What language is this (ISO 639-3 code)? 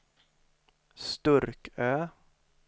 swe